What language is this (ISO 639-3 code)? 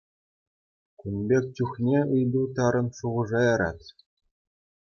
chv